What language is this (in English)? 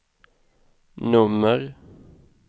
Swedish